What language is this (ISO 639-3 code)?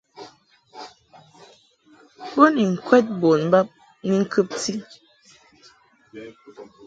mhk